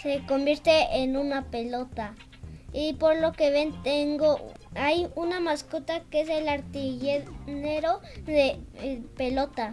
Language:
Spanish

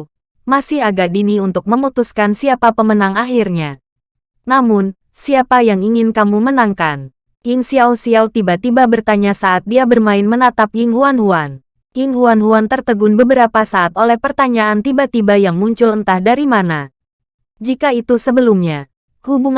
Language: Indonesian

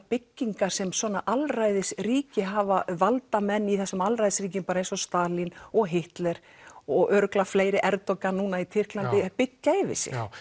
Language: Icelandic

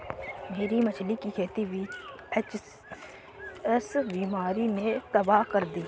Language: Hindi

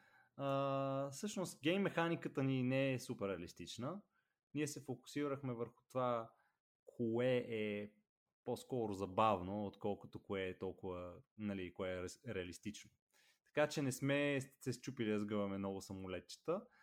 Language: Bulgarian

